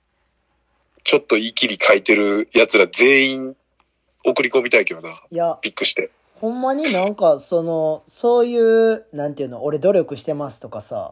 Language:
Japanese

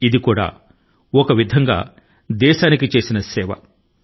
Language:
Telugu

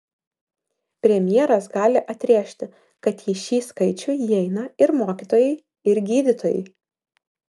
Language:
Lithuanian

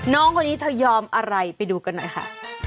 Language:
Thai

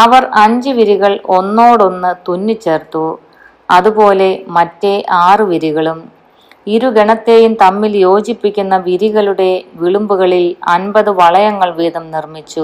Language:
Malayalam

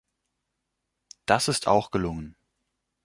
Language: German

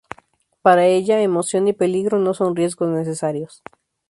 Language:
Spanish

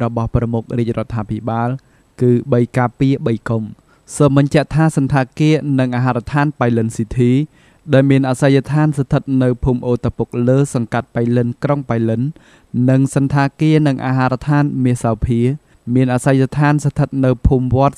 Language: Thai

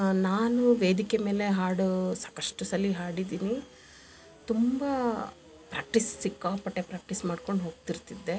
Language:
Kannada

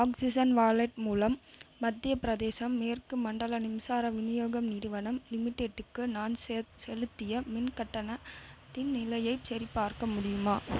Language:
Tamil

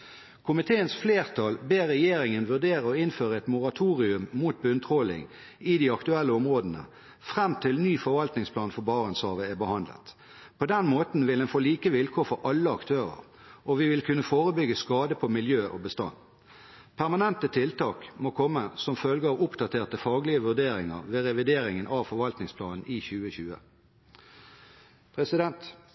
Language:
Norwegian Bokmål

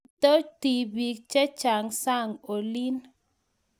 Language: Kalenjin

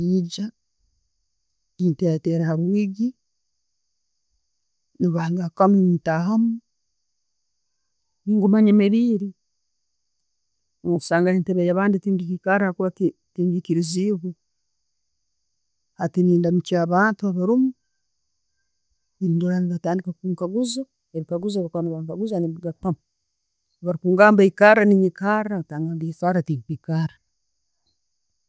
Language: Tooro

